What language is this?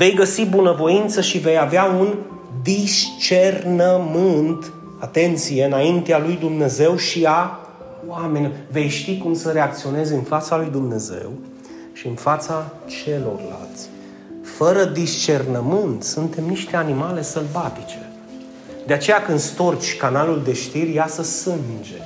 Romanian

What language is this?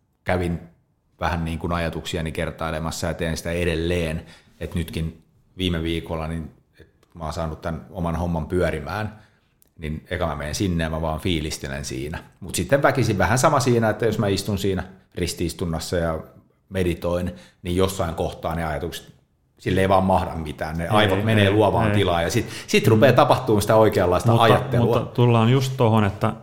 Finnish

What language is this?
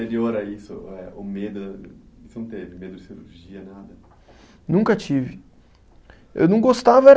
Portuguese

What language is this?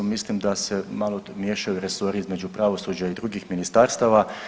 Croatian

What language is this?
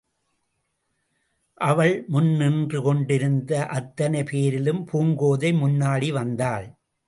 Tamil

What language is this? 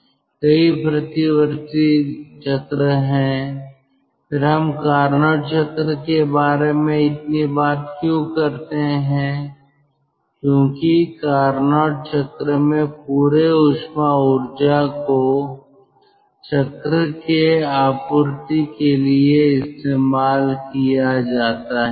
Hindi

